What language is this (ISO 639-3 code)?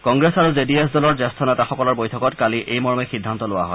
asm